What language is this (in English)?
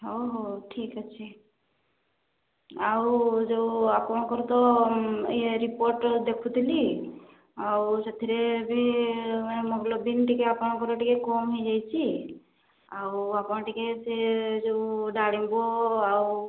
Odia